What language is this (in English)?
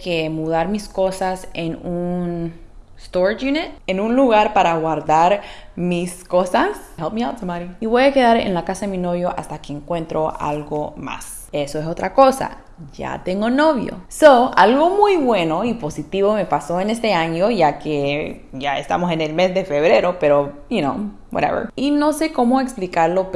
Spanish